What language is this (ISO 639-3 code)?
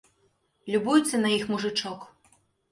bel